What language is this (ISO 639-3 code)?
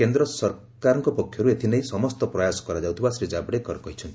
ori